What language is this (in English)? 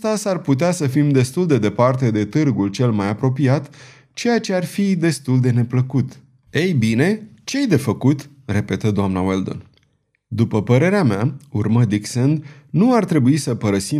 Romanian